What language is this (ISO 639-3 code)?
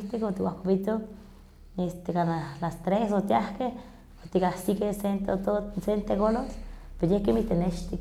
nhq